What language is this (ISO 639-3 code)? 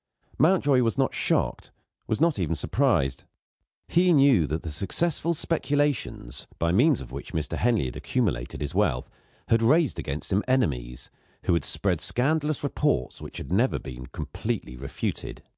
eng